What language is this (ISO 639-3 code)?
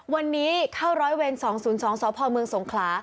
tha